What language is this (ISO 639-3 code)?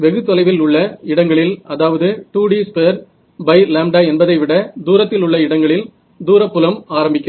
tam